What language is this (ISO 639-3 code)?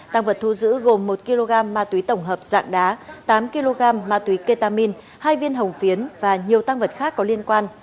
vie